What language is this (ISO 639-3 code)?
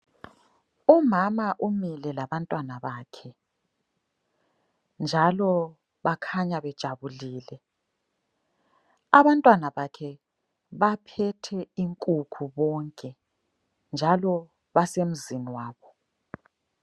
nde